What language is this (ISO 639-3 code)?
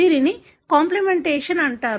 tel